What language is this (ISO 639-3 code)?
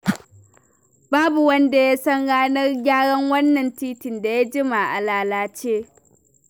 hau